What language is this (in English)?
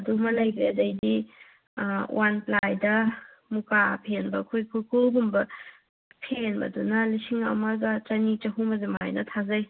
Manipuri